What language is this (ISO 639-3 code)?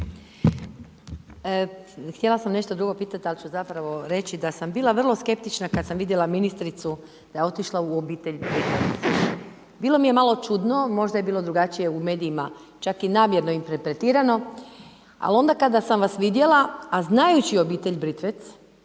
hrv